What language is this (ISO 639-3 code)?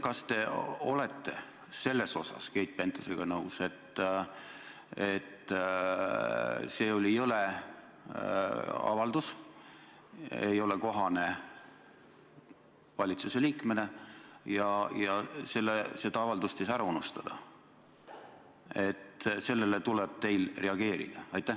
est